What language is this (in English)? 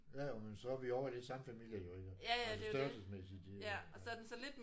Danish